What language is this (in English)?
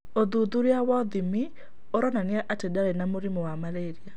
Kikuyu